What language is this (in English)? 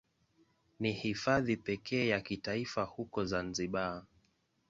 Swahili